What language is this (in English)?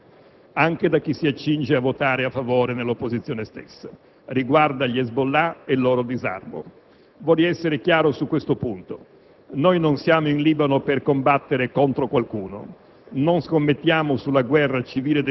Italian